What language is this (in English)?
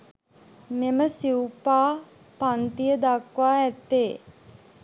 Sinhala